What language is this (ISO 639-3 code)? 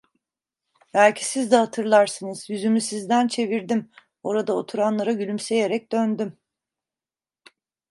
tur